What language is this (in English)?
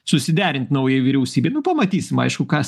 Lithuanian